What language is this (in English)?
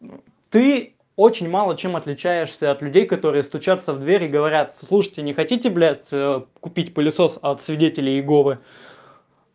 Russian